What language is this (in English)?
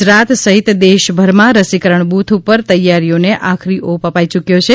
Gujarati